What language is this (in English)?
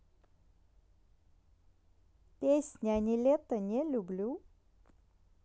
Russian